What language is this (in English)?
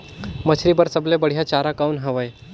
Chhattisgarhi